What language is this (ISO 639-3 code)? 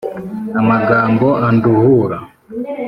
kin